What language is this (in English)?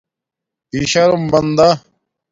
Domaaki